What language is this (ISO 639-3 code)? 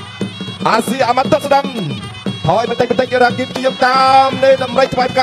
tha